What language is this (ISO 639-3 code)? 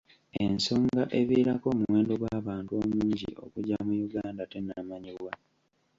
lug